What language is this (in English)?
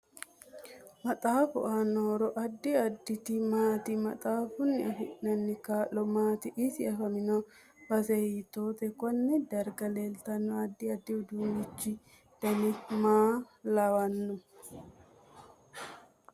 Sidamo